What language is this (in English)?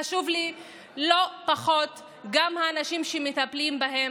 Hebrew